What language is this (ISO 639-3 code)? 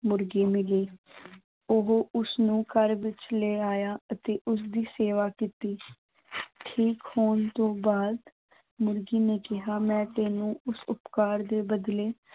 pan